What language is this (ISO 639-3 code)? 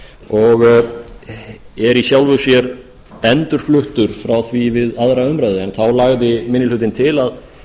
isl